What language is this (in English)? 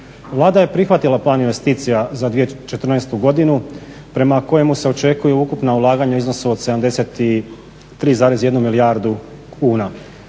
Croatian